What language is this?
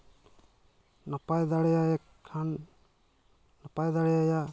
Santali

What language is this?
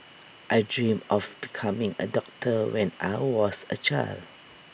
English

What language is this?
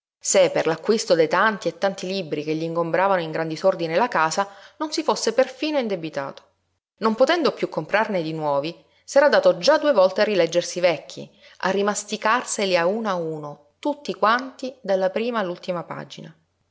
Italian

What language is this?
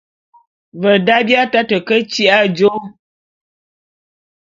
Bulu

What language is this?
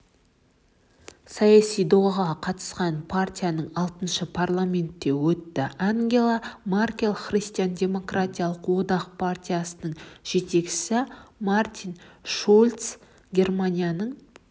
Kazakh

